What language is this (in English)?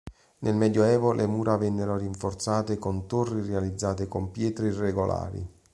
Italian